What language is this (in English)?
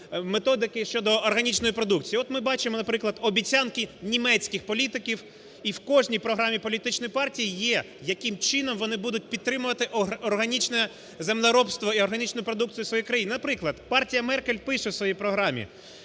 Ukrainian